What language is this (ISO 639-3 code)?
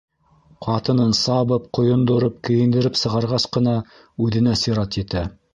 bak